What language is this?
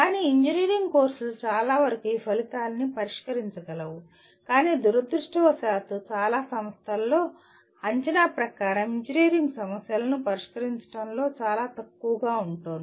Telugu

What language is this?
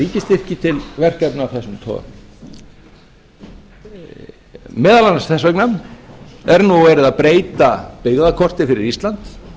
Icelandic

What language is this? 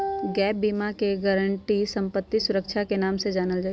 Magahi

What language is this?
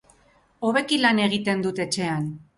Basque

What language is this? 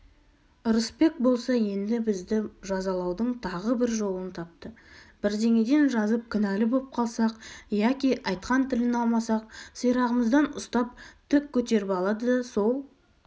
Kazakh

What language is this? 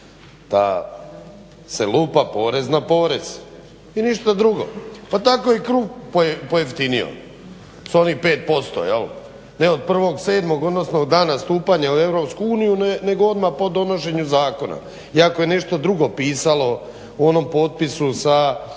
Croatian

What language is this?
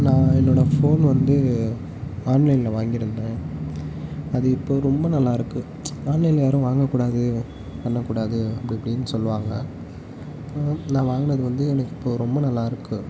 Tamil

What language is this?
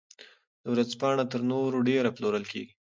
Pashto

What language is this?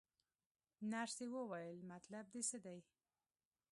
Pashto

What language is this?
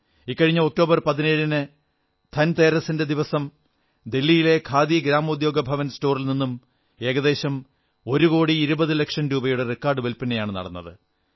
Malayalam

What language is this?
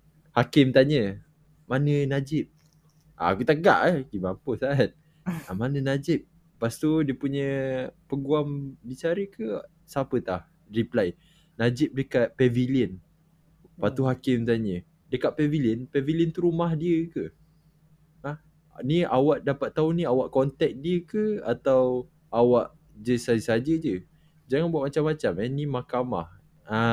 Malay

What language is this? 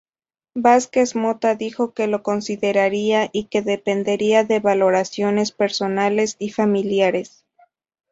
Spanish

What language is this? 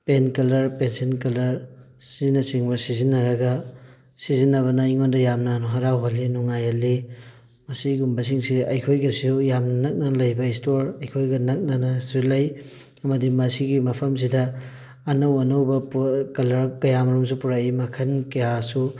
Manipuri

